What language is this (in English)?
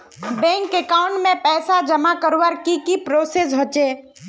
Magahi